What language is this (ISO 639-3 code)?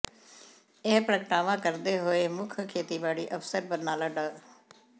pan